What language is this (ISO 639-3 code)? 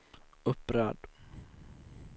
swe